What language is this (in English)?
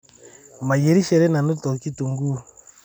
Masai